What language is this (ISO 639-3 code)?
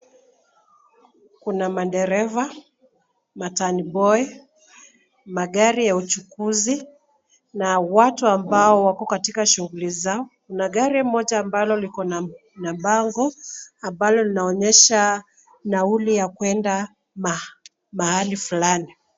swa